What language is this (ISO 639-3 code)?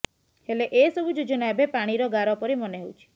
ori